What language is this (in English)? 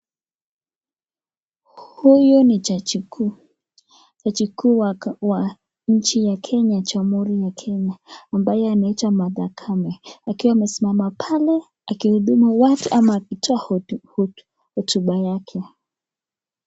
Swahili